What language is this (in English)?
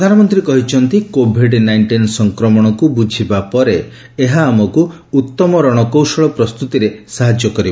Odia